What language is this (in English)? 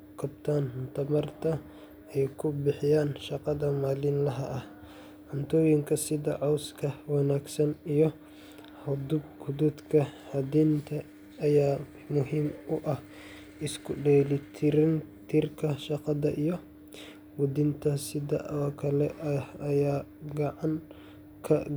Somali